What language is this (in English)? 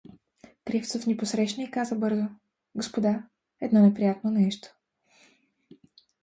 Bulgarian